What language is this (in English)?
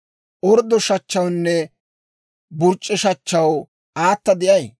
Dawro